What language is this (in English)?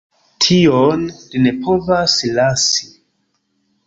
Esperanto